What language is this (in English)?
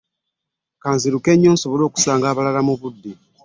Ganda